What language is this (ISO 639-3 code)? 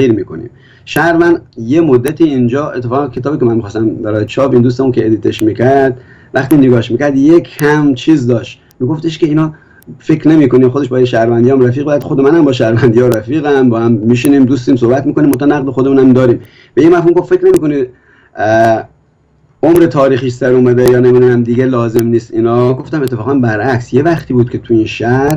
fas